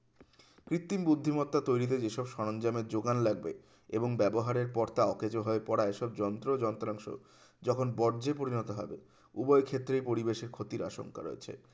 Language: Bangla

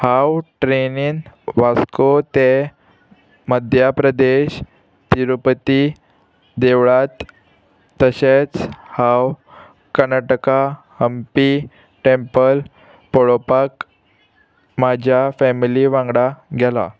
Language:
Konkani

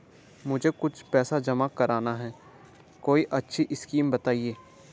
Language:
Hindi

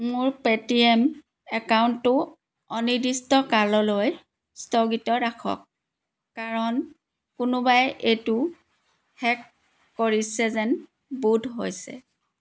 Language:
Assamese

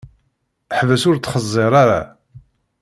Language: Kabyle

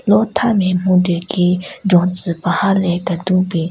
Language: Southern Rengma Naga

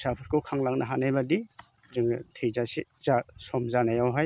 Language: Bodo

